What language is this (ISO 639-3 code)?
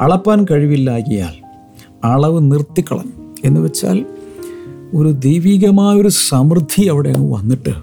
mal